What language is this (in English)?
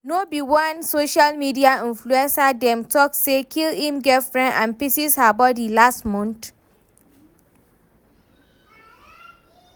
Nigerian Pidgin